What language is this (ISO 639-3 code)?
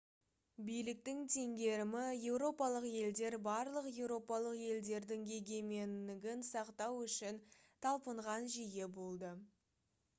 kaz